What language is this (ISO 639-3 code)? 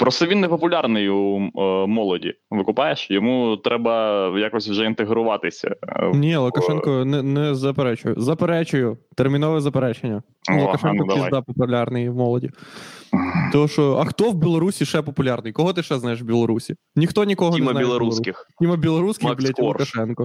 ukr